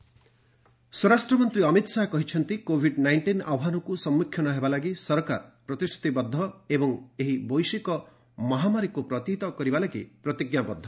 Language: Odia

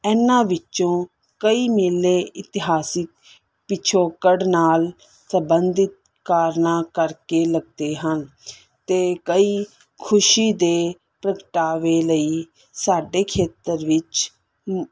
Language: Punjabi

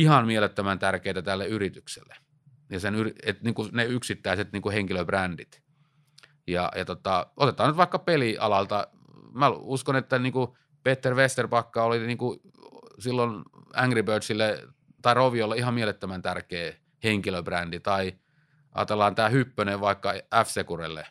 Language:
Finnish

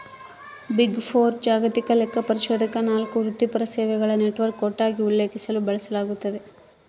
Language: Kannada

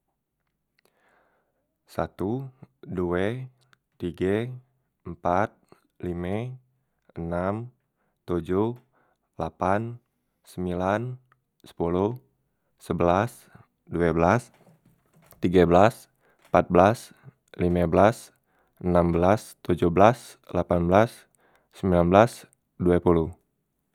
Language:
Musi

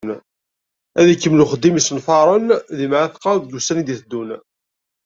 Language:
Kabyle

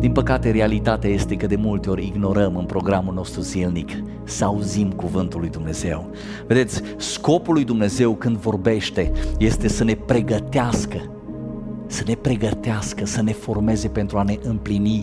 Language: Romanian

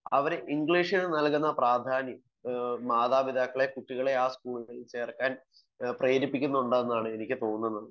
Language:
Malayalam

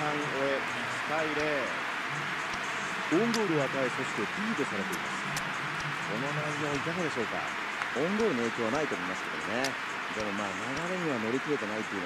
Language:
Japanese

